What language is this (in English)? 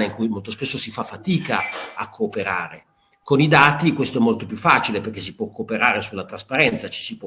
Italian